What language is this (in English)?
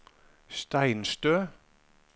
Norwegian